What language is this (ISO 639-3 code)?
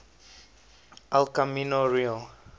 eng